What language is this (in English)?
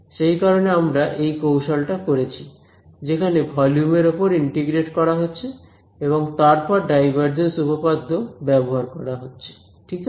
Bangla